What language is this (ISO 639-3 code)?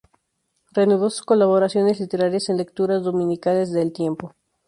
spa